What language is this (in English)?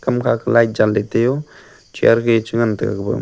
Wancho Naga